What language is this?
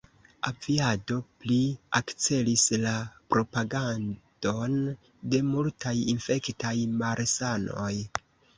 Esperanto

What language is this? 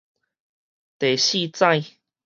Min Nan Chinese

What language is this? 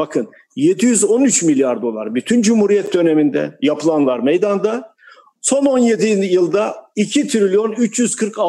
Turkish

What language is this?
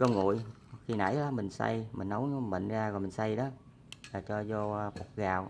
Vietnamese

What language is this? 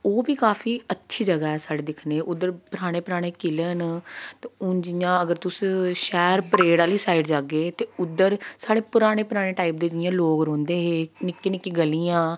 Dogri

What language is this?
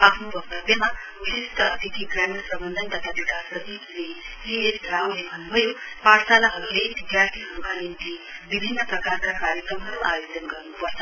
Nepali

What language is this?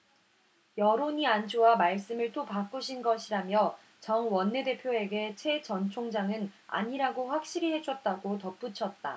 Korean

